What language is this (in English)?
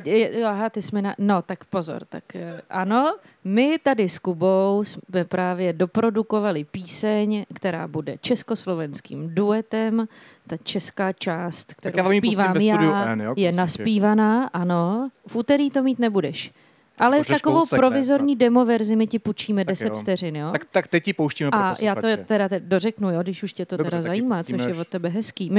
Czech